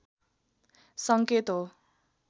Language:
Nepali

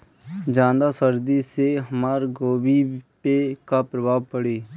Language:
Bhojpuri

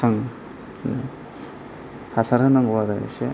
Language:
Bodo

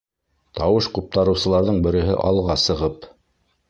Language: Bashkir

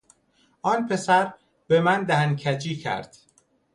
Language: Persian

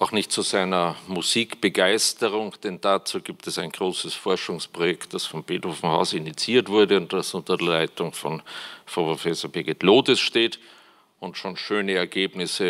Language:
German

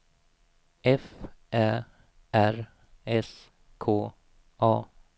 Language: Swedish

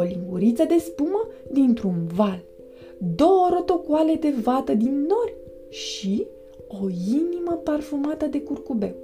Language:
Romanian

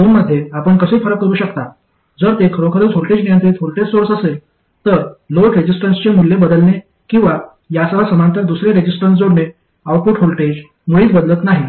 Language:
Marathi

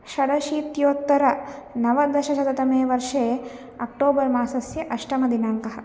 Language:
Sanskrit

